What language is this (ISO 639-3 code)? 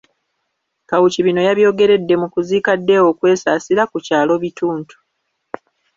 lug